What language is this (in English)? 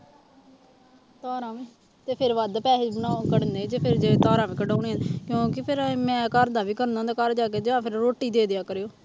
Punjabi